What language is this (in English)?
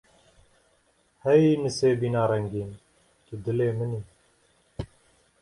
Kurdish